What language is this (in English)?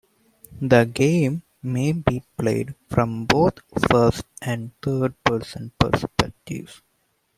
English